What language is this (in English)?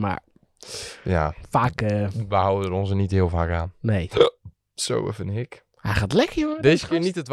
Dutch